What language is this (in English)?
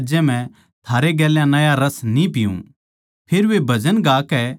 Haryanvi